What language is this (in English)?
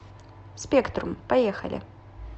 Russian